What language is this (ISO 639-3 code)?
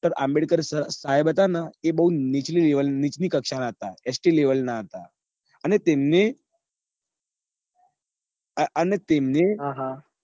guj